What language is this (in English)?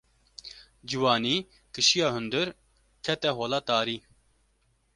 Kurdish